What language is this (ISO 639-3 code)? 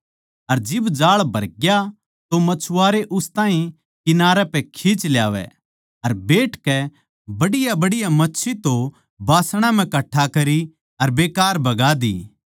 bgc